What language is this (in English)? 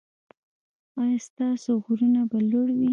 Pashto